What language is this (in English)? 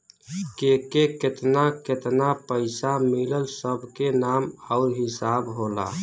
Bhojpuri